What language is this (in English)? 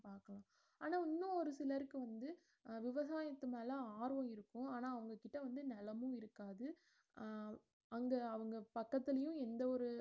Tamil